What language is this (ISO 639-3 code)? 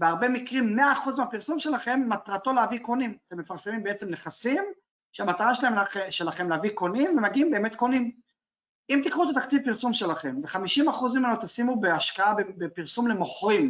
heb